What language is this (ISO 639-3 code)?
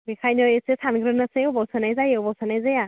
brx